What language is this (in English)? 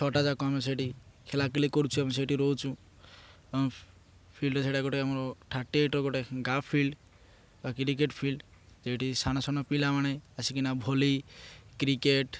Odia